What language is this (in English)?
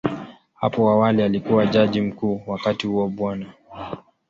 Swahili